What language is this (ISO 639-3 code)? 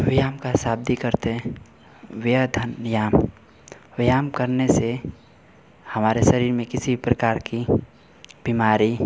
hin